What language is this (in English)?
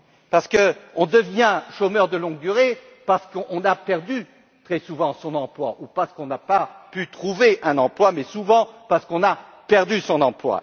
French